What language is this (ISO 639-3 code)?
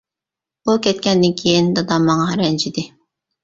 uig